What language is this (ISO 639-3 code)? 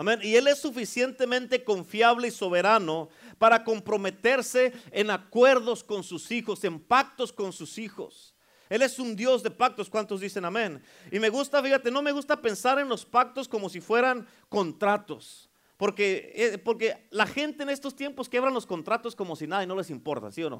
spa